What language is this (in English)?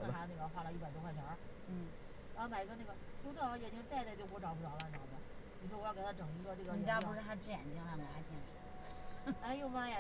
Chinese